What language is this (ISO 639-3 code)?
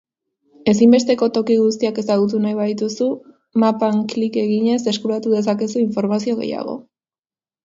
eus